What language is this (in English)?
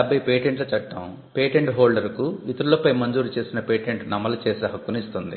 Telugu